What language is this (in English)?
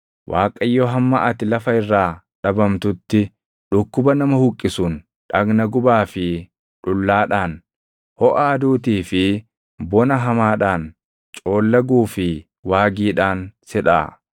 Oromo